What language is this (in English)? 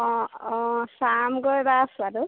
Assamese